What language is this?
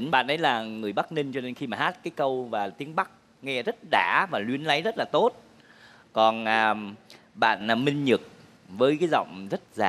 Vietnamese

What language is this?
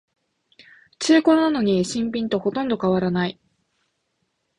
Japanese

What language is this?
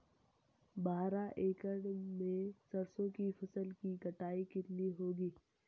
Hindi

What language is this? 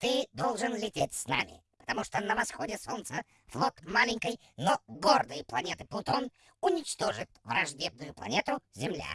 Russian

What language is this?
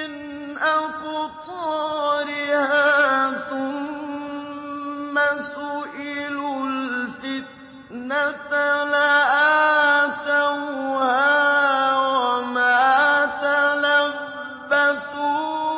Arabic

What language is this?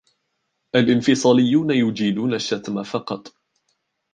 Arabic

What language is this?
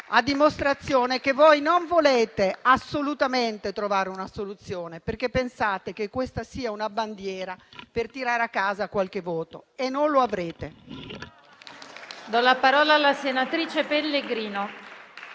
Italian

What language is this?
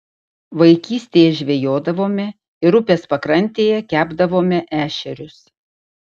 Lithuanian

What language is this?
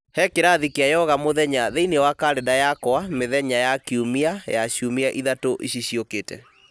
Kikuyu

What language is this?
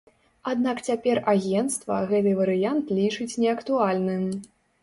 Belarusian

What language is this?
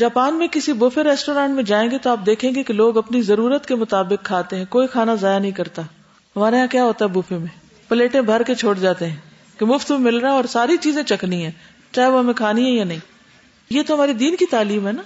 Urdu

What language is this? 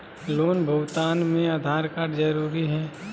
Magahi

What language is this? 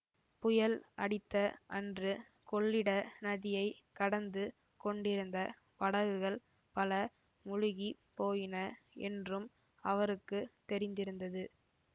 Tamil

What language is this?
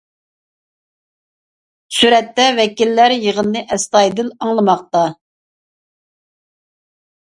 Uyghur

